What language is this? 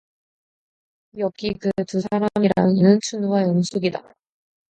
Korean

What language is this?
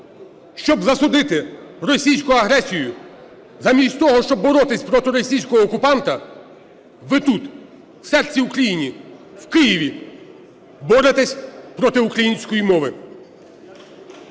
Ukrainian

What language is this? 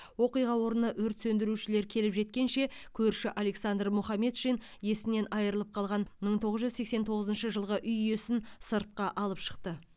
Kazakh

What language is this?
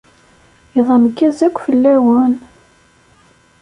Kabyle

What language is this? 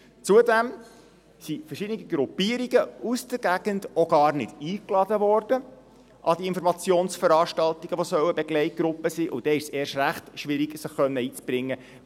Swiss German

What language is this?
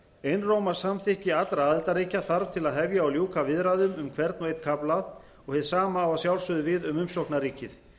Icelandic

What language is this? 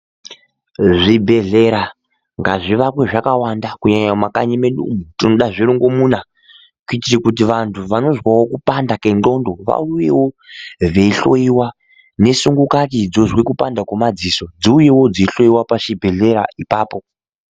Ndau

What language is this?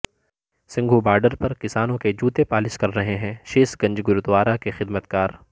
Urdu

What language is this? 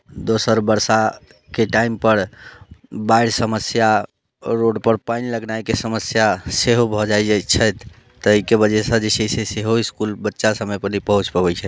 Maithili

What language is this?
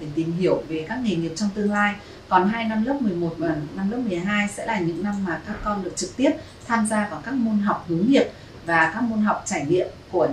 Vietnamese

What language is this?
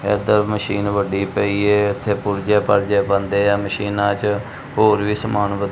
Punjabi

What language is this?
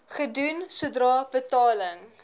Afrikaans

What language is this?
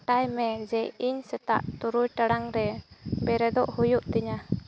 Santali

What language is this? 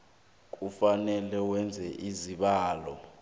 South Ndebele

